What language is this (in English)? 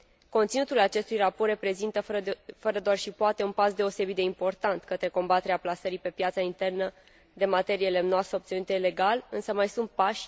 Romanian